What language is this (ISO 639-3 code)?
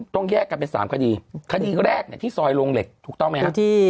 tha